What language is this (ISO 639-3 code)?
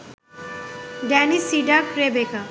ben